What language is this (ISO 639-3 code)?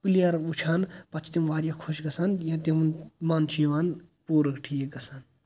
kas